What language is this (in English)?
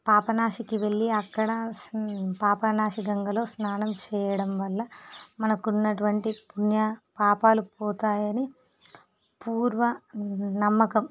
Telugu